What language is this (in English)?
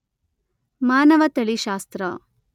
Kannada